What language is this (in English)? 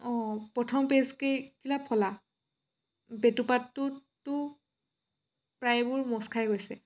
Assamese